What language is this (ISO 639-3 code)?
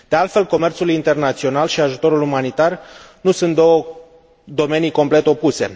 ron